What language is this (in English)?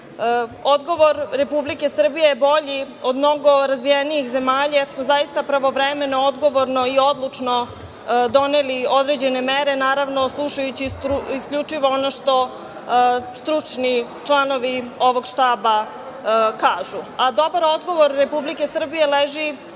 Serbian